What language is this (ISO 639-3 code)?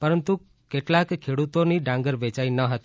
guj